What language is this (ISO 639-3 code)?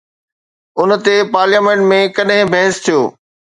snd